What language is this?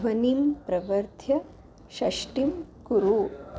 Sanskrit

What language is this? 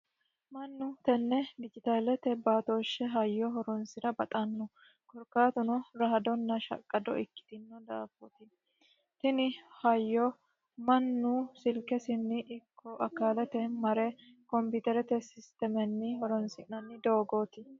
Sidamo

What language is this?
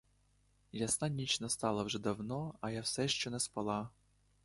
Ukrainian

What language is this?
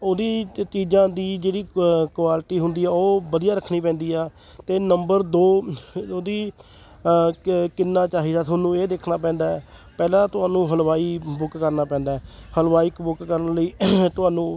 Punjabi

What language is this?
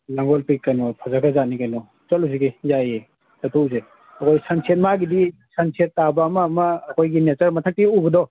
Manipuri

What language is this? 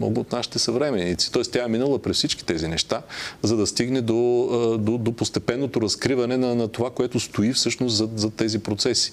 Bulgarian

